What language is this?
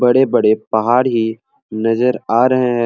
Sadri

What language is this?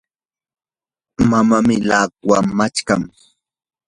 Yanahuanca Pasco Quechua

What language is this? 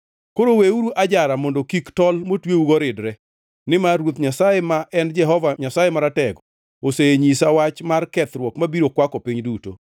Luo (Kenya and Tanzania)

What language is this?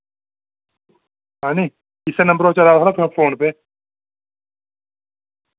Dogri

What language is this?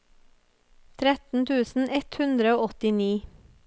Norwegian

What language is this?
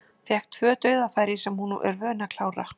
Icelandic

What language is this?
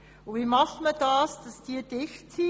Swiss German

